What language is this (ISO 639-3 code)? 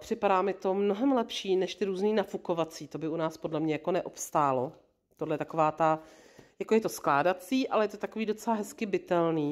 ces